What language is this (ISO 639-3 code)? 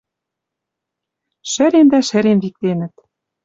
mrj